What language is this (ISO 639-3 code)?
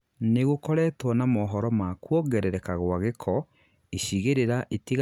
kik